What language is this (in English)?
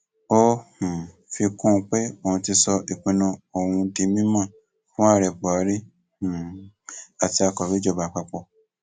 Yoruba